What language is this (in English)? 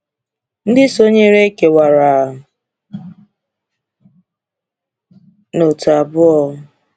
Igbo